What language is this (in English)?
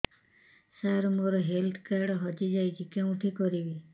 Odia